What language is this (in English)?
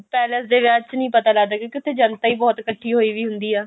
Punjabi